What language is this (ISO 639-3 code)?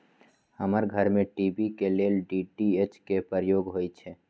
mag